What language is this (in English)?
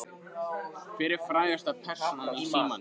Icelandic